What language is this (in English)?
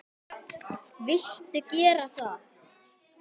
Icelandic